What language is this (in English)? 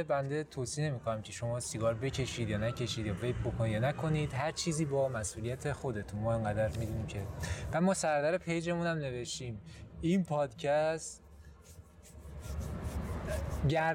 Persian